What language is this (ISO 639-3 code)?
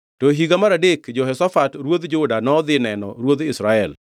luo